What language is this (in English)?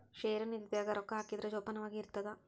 Kannada